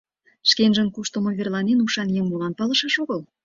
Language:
Mari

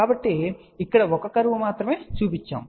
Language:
Telugu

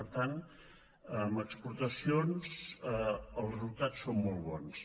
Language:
Catalan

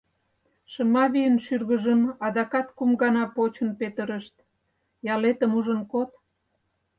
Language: Mari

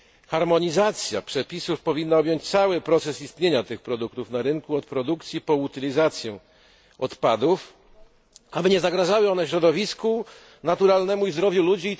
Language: Polish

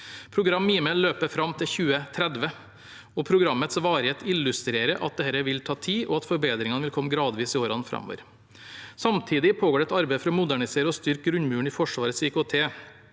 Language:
Norwegian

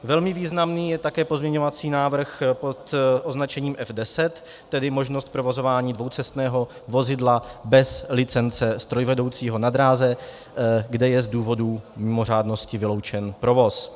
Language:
Czech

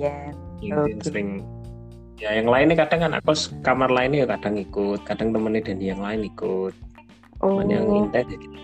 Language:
Indonesian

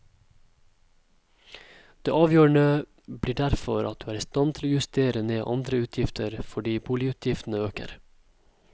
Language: Norwegian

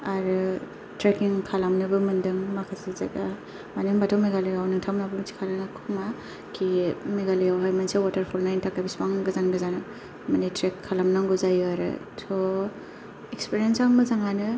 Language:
Bodo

